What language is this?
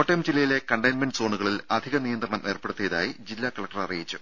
Malayalam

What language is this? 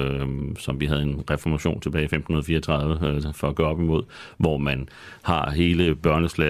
Danish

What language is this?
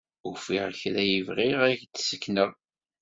Kabyle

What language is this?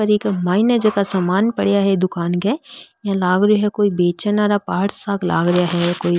Rajasthani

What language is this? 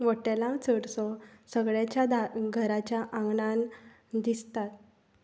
Konkani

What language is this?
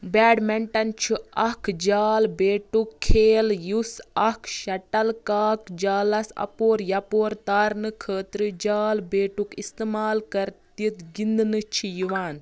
Kashmiri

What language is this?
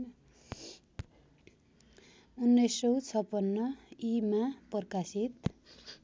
Nepali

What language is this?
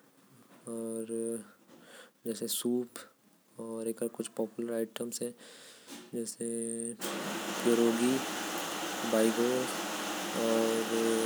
Korwa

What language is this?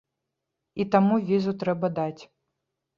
Belarusian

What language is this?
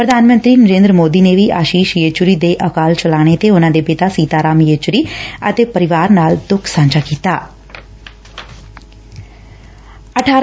Punjabi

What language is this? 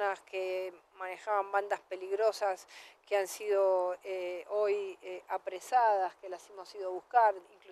Spanish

